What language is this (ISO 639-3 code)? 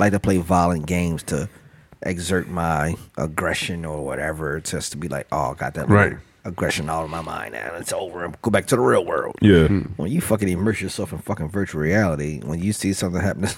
eng